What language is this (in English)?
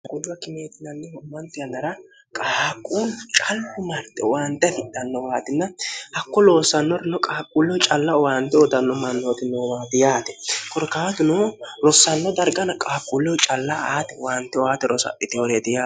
Sidamo